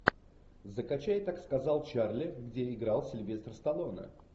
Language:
Russian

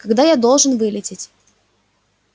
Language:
Russian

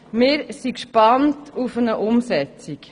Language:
Swiss German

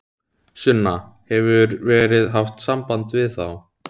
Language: Icelandic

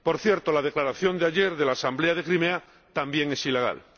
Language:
Spanish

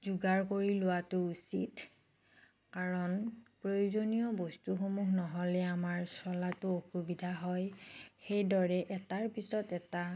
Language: Assamese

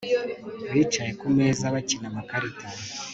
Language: Kinyarwanda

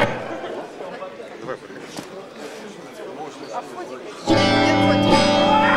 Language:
Arabic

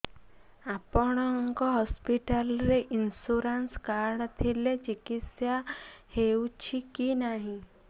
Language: Odia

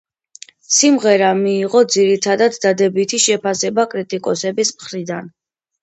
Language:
Georgian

